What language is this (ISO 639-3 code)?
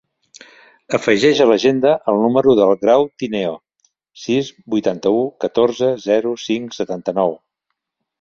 cat